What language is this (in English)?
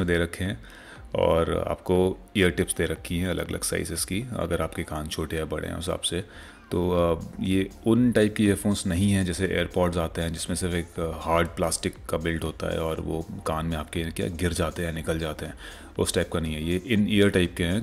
Hindi